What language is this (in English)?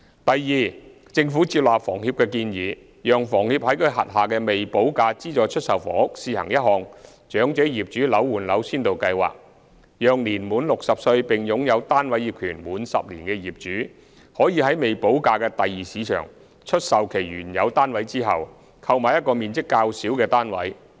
Cantonese